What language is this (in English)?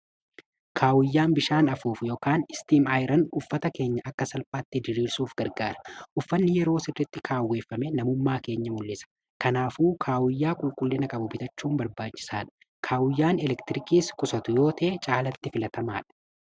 Oromo